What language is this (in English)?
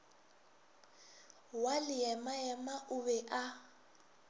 Northern Sotho